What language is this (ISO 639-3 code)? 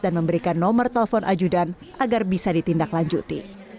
ind